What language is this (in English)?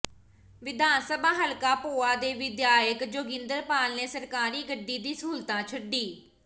Punjabi